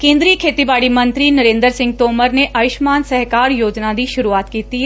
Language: Punjabi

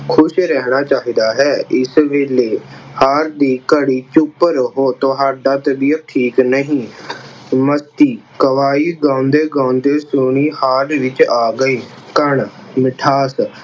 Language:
Punjabi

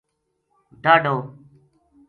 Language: Gujari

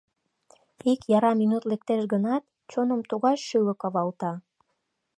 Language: Mari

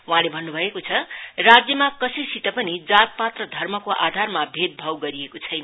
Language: Nepali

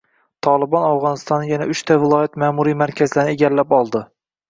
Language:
Uzbek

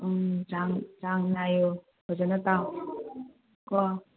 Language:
Manipuri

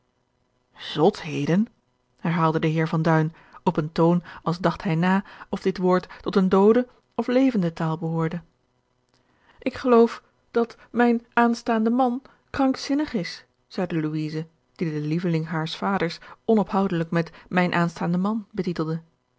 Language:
Dutch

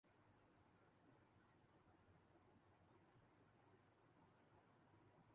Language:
Urdu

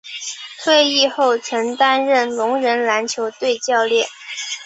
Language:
Chinese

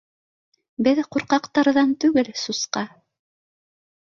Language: Bashkir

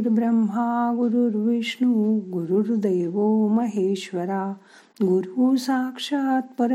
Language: Marathi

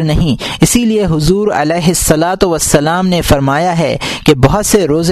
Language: Urdu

